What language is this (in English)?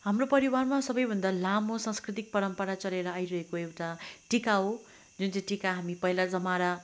Nepali